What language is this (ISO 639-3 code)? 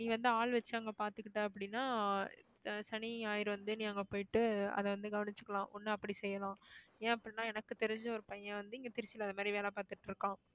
tam